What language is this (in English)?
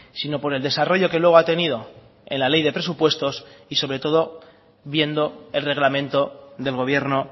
Spanish